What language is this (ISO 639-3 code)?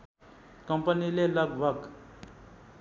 nep